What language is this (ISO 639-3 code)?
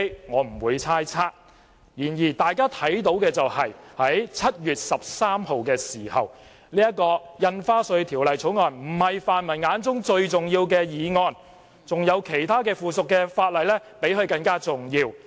yue